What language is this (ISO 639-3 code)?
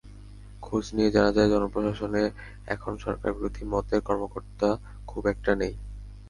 ben